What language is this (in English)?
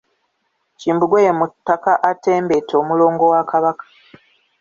Ganda